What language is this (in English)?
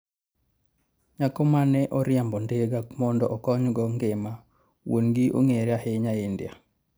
Luo (Kenya and Tanzania)